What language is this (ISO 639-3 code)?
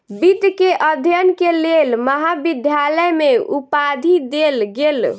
mai